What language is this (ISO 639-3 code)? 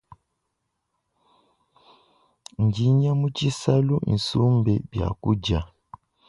lua